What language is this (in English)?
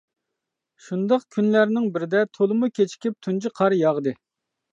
Uyghur